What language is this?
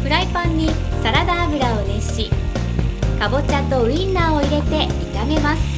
Japanese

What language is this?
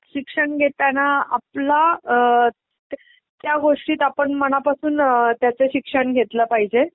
Marathi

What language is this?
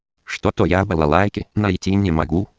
Russian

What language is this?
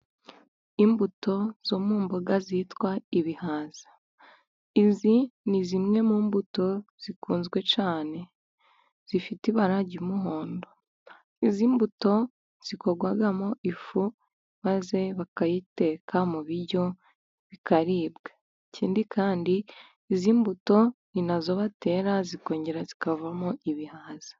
Kinyarwanda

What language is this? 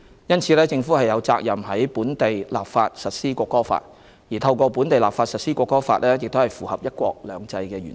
Cantonese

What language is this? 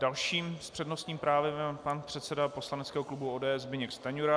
Czech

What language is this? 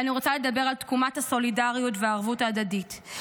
Hebrew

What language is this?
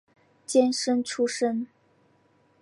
Chinese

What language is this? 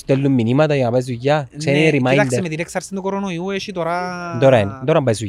Greek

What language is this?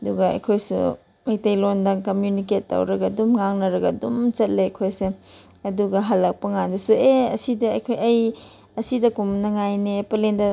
Manipuri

